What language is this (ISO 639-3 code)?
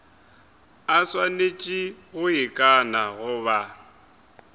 nso